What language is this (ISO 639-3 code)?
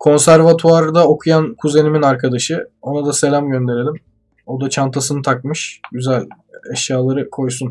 tur